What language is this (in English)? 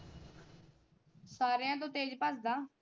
Punjabi